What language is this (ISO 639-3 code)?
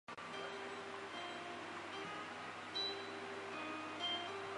zho